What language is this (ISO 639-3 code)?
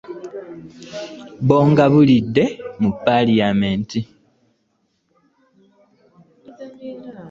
lug